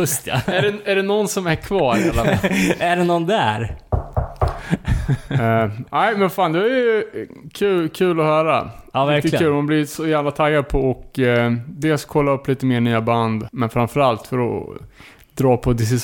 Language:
Swedish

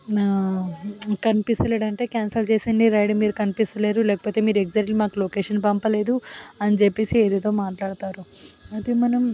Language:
Telugu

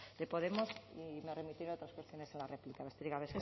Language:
Spanish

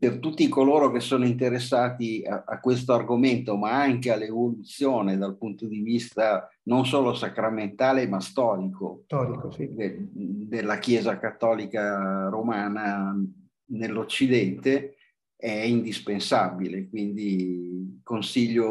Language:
Italian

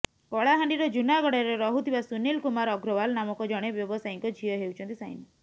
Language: Odia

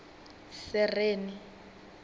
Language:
Venda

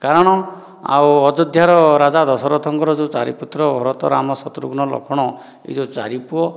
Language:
Odia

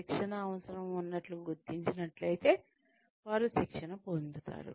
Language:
Telugu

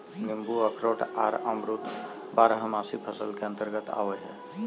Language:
Magahi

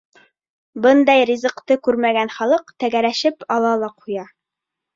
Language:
Bashkir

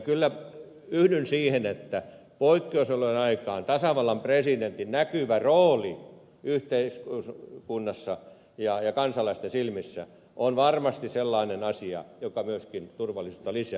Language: Finnish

